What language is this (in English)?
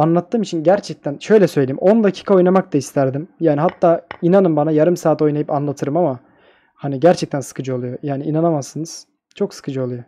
Turkish